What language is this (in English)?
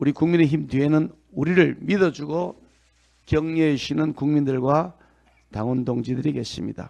Korean